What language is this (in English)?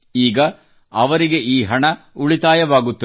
Kannada